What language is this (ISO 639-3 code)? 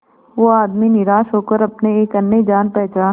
hin